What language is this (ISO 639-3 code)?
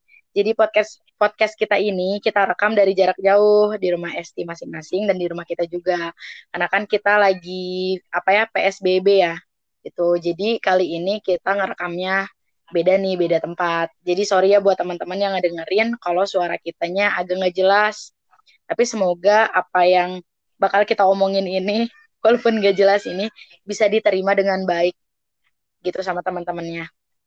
ind